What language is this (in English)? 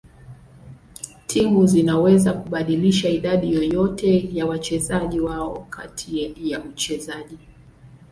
Swahili